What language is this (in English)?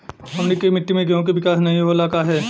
Bhojpuri